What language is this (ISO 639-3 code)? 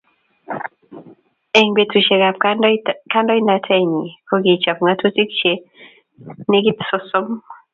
kln